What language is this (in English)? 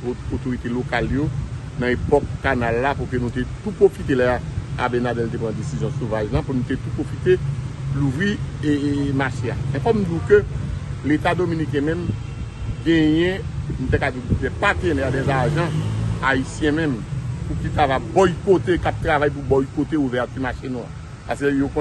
French